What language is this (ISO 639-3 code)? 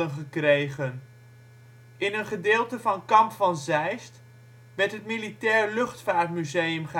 nld